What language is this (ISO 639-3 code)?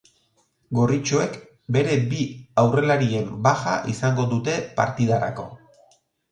eus